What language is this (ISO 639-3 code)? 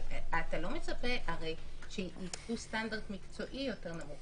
heb